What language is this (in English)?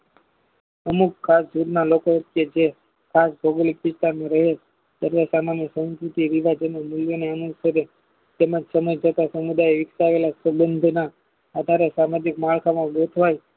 Gujarati